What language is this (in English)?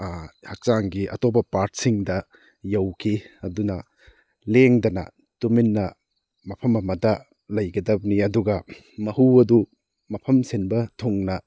Manipuri